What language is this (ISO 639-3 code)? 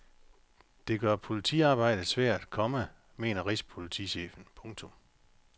dan